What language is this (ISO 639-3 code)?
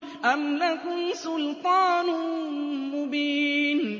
ara